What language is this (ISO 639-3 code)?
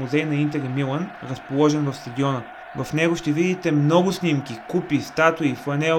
bul